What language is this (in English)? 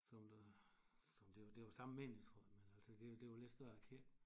Danish